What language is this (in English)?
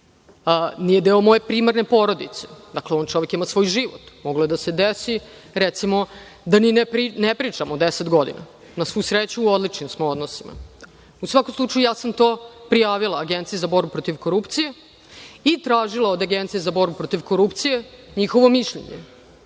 Serbian